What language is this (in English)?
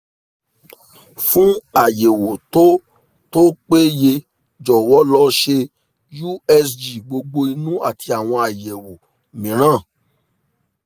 Yoruba